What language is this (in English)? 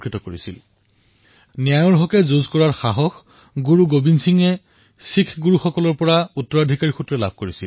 Assamese